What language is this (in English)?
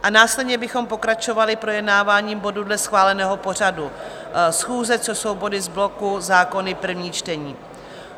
Czech